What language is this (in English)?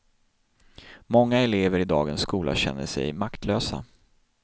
Swedish